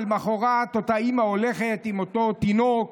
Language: Hebrew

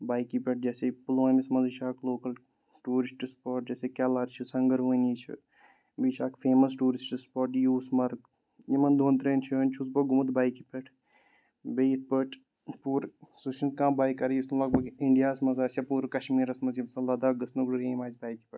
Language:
Kashmiri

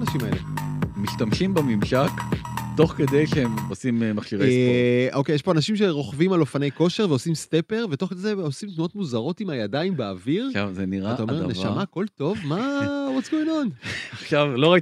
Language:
Hebrew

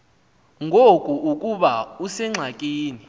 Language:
Xhosa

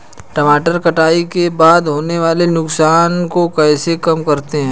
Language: Hindi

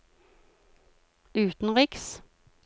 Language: Norwegian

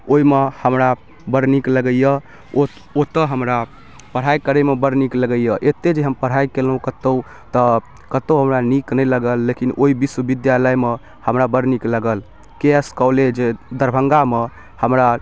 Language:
Maithili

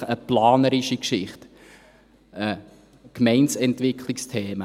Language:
Swiss German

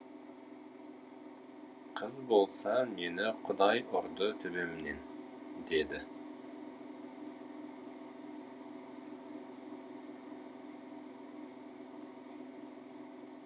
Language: Kazakh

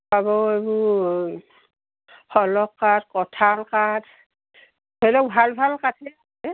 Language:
Assamese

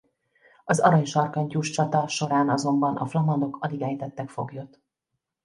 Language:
Hungarian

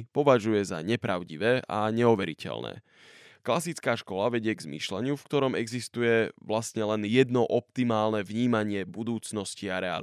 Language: Slovak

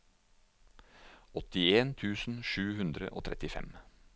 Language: Norwegian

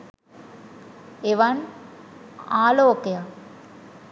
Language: Sinhala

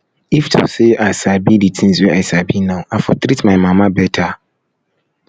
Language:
Nigerian Pidgin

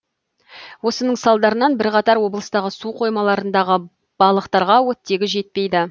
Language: Kazakh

